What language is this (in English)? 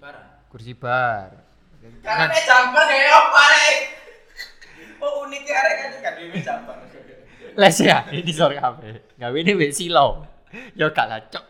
Indonesian